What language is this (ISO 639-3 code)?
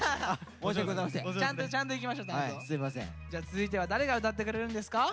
jpn